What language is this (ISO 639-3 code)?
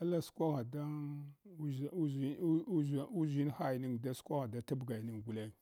hwo